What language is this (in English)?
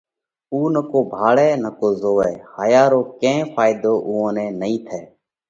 Parkari Koli